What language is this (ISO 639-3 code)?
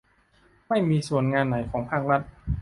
tha